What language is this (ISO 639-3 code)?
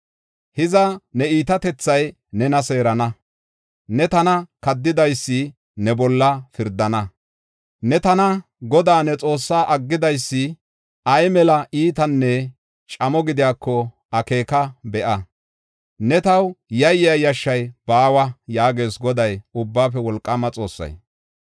gof